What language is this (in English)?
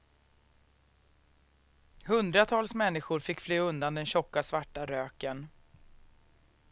Swedish